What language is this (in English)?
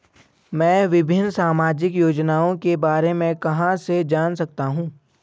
Hindi